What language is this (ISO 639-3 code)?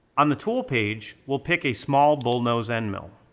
eng